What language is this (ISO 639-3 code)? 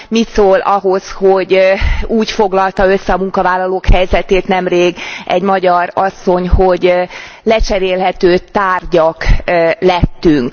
hun